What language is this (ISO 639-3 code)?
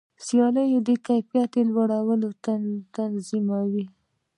pus